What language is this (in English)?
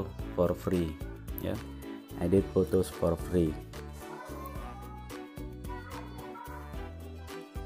Indonesian